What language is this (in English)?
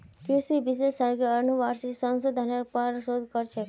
Magahi